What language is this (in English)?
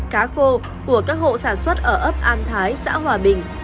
Vietnamese